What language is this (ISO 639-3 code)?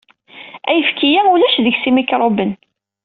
kab